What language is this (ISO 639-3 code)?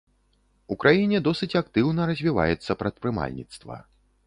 bel